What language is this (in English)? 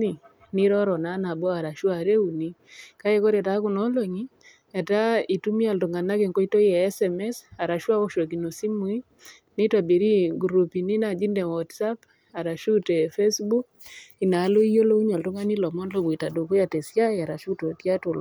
Masai